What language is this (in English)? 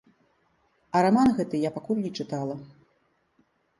Belarusian